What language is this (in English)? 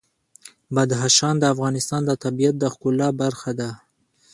Pashto